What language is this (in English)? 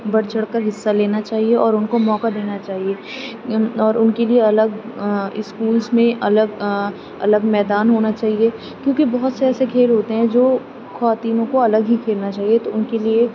Urdu